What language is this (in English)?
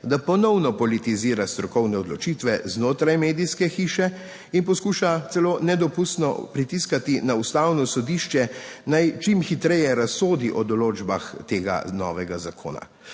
Slovenian